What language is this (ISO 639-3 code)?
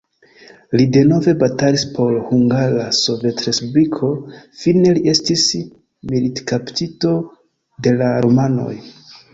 epo